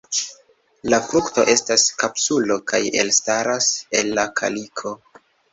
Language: Esperanto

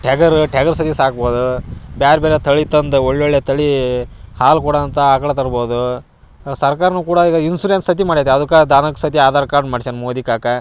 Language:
Kannada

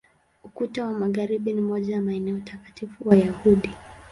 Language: Swahili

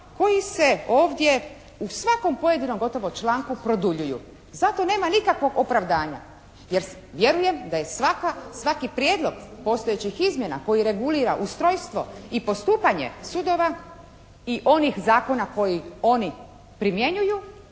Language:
Croatian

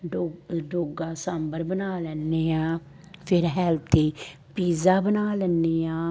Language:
Punjabi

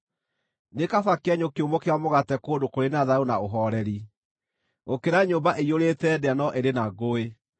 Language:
Kikuyu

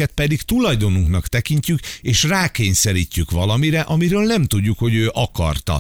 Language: Hungarian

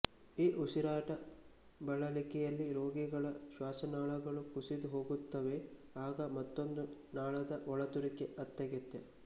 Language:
Kannada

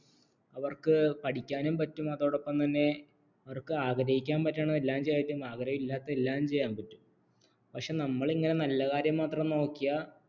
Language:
Malayalam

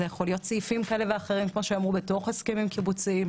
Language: Hebrew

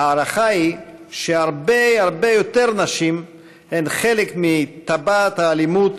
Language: Hebrew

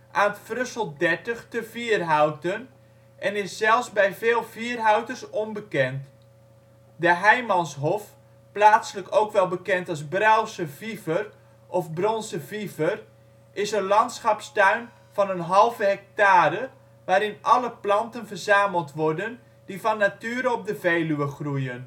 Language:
Dutch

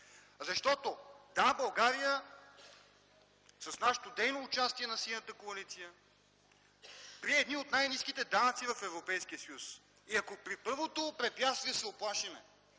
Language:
Bulgarian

